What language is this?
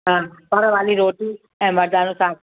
Sindhi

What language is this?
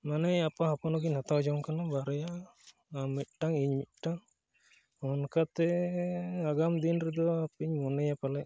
Santali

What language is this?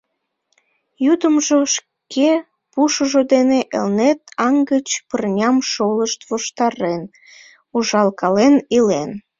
Mari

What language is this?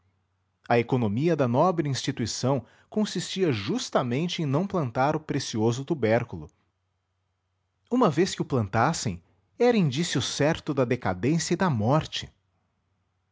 Portuguese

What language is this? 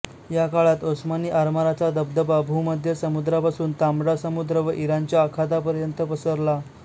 Marathi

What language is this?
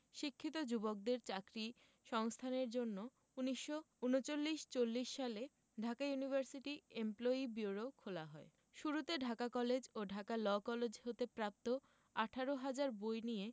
Bangla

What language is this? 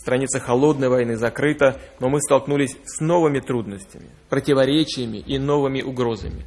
Russian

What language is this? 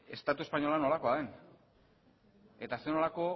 Basque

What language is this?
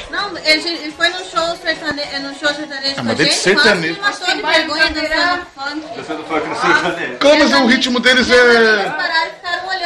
Portuguese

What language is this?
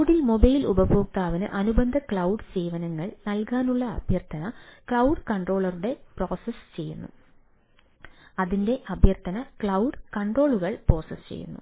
Malayalam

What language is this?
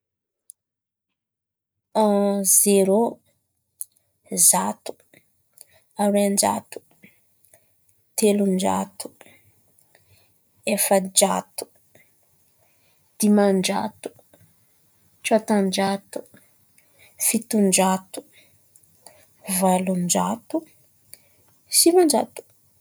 Antankarana Malagasy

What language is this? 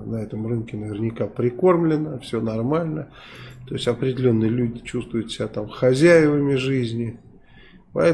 Russian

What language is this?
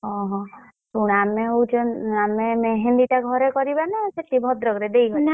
Odia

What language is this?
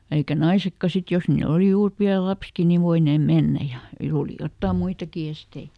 Finnish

